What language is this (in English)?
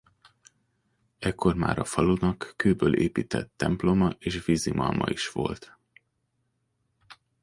Hungarian